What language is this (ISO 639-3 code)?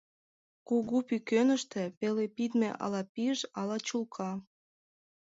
chm